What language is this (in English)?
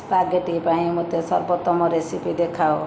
Odia